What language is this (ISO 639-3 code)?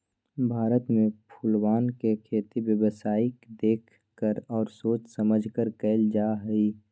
mag